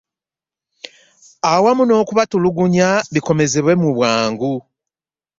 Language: Ganda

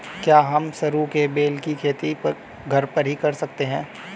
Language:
Hindi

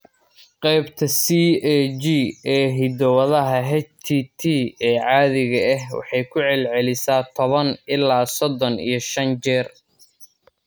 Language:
Somali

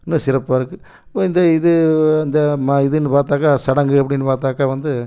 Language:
Tamil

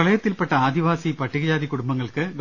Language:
Malayalam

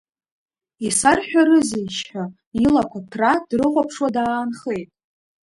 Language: Abkhazian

